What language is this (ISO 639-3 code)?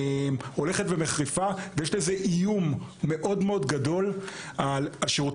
heb